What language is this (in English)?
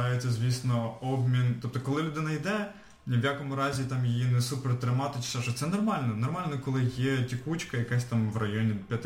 Ukrainian